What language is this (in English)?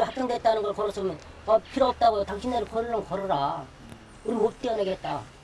Korean